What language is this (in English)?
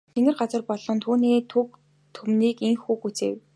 Mongolian